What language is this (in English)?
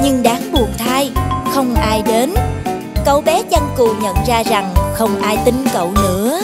Vietnamese